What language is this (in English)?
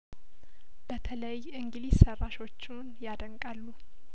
Amharic